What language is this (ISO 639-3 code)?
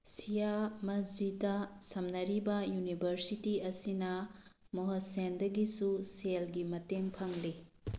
mni